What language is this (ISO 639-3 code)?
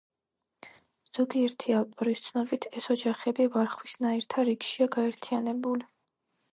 kat